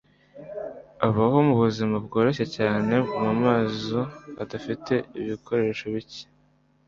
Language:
Kinyarwanda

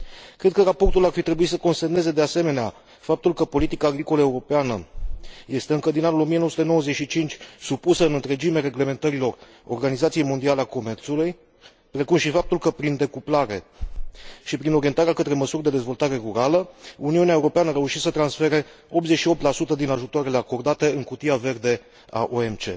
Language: Romanian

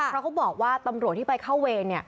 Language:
Thai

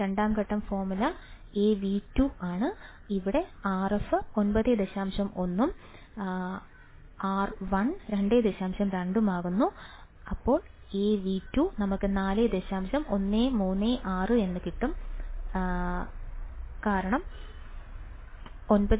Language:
Malayalam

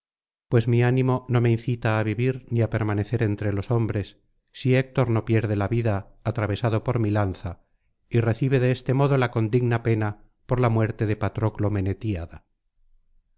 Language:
Spanish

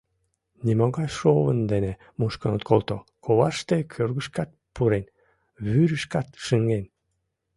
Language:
Mari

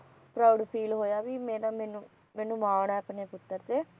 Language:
Punjabi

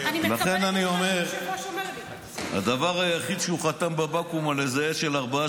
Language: Hebrew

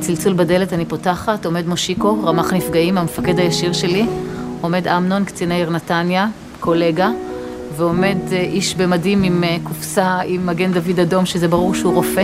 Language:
Hebrew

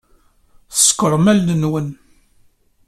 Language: Kabyle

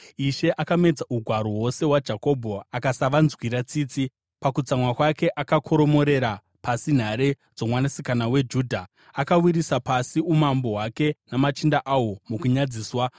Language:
Shona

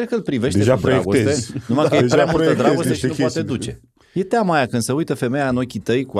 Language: Romanian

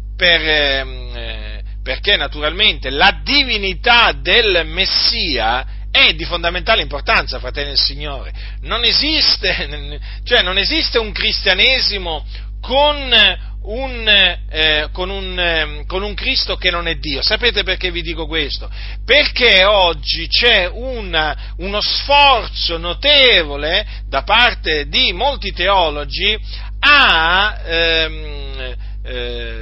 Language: Italian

